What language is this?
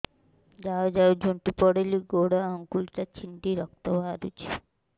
Odia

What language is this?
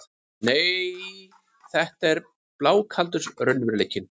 Icelandic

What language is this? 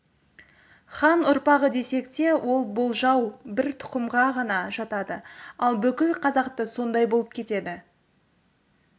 Kazakh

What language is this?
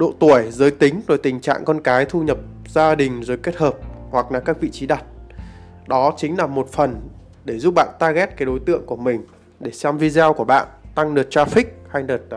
Vietnamese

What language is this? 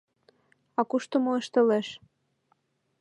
Mari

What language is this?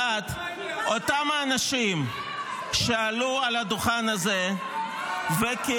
Hebrew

